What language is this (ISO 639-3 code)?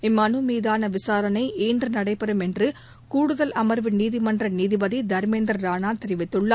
tam